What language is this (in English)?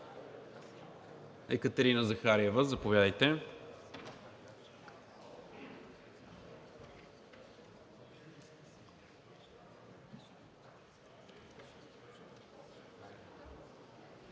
Bulgarian